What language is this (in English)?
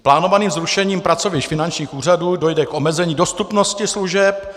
Czech